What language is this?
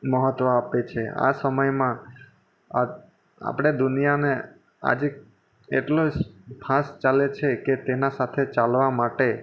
Gujarati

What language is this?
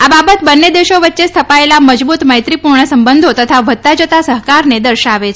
Gujarati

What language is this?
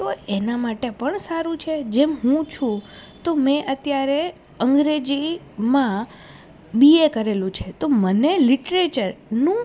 Gujarati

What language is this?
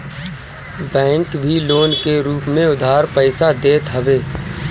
Bhojpuri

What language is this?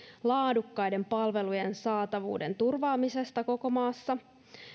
Finnish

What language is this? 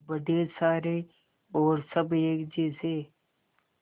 Hindi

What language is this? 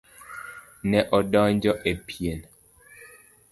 Luo (Kenya and Tanzania)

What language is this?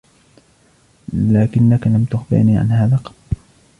Arabic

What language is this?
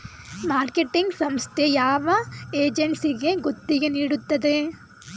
Kannada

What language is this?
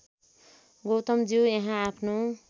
Nepali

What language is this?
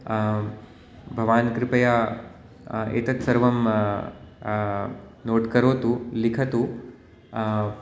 Sanskrit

